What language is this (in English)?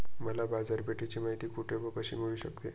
Marathi